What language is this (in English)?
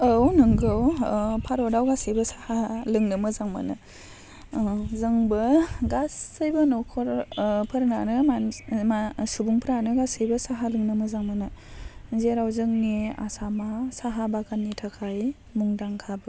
Bodo